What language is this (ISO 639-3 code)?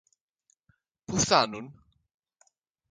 ell